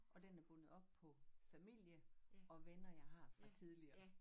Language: Danish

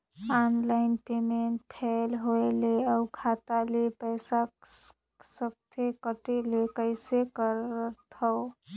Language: Chhattisgarhi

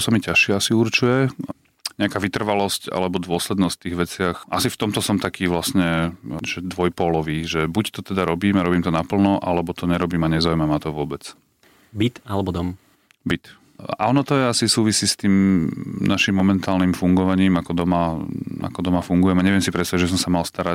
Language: Slovak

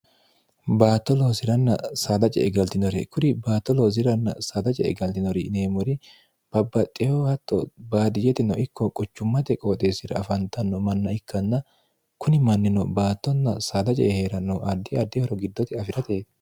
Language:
Sidamo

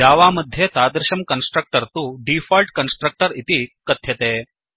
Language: Sanskrit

